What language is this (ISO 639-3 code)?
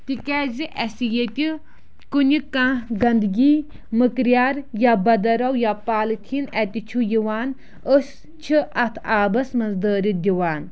kas